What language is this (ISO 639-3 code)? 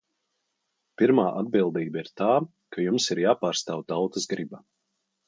lav